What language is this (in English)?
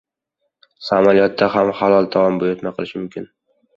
Uzbek